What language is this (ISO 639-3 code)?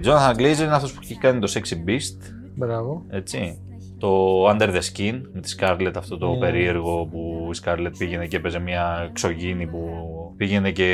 ell